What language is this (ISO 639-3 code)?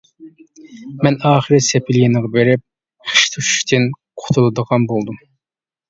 uig